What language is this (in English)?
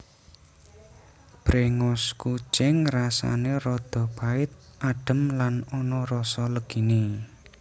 Javanese